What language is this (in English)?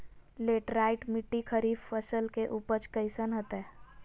Magahi